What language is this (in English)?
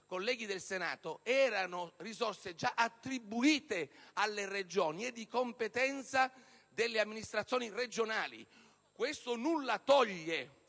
Italian